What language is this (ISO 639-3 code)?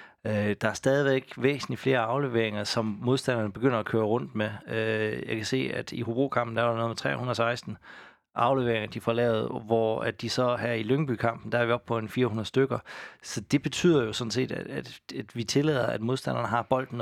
dan